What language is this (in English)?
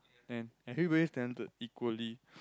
English